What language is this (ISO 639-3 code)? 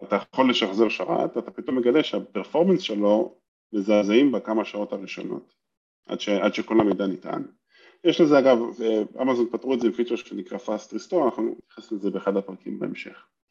heb